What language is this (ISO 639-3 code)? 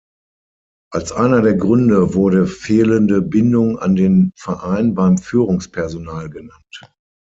deu